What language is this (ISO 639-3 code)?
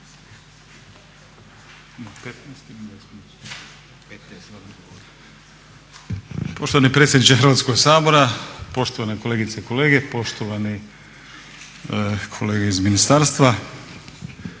hrv